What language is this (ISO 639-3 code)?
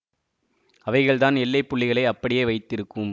tam